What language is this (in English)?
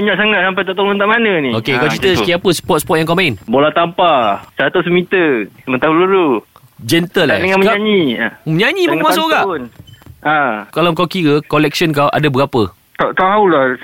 Malay